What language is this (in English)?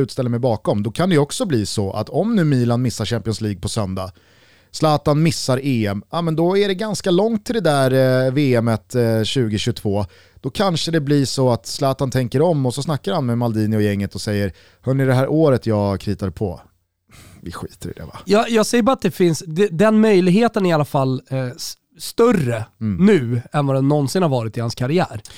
Swedish